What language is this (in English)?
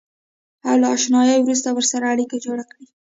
Pashto